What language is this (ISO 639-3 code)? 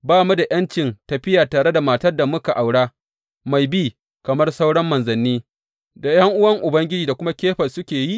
hau